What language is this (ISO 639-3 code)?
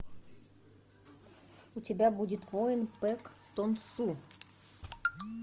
rus